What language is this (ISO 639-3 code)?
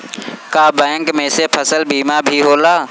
bho